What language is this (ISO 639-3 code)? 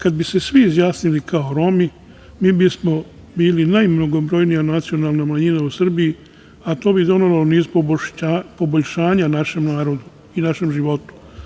srp